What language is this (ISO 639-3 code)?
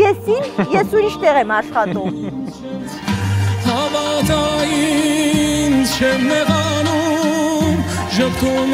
ron